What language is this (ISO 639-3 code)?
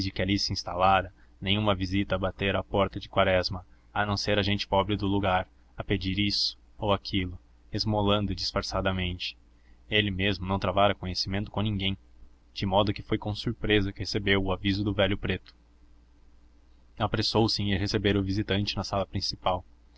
por